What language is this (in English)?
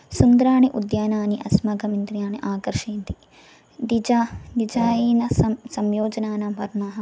Sanskrit